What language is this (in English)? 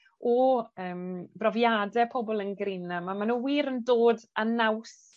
Welsh